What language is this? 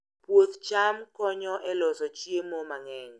Luo (Kenya and Tanzania)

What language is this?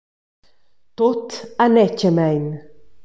Romansh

